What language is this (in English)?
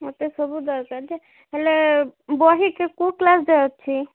Odia